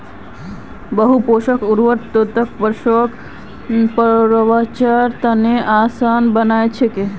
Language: Magahi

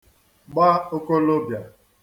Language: Igbo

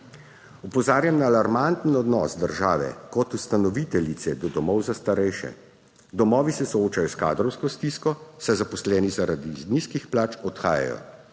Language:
Slovenian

